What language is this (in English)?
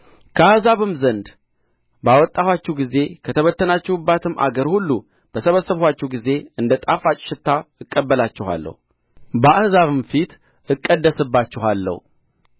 Amharic